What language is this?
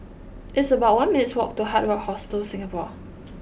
English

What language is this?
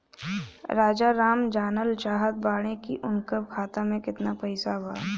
Bhojpuri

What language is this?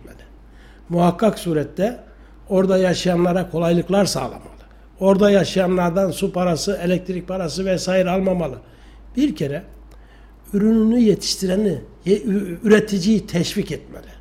Turkish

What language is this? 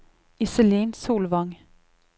Norwegian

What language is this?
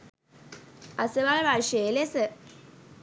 Sinhala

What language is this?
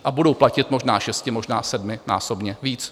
Czech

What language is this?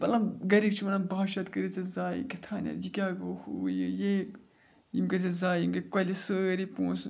Kashmiri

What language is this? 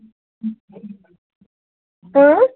Kashmiri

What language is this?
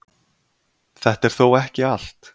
Icelandic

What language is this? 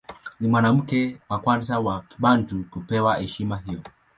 Swahili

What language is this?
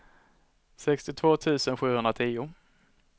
Swedish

